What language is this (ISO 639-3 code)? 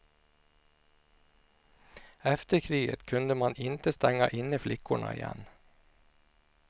swe